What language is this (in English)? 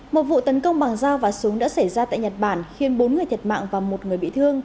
Vietnamese